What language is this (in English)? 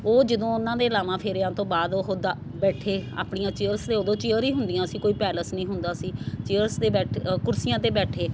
Punjabi